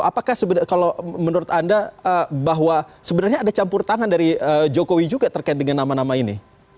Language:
Indonesian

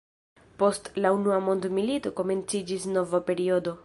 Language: Esperanto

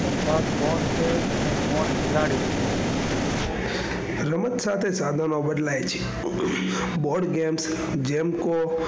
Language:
Gujarati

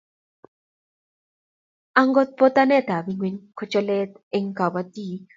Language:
Kalenjin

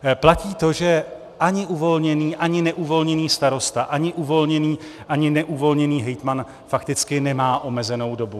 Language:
Czech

